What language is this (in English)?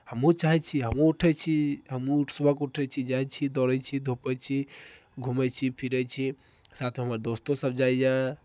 Maithili